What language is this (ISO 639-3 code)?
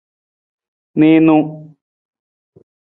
nmz